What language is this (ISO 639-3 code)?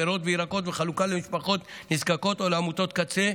heb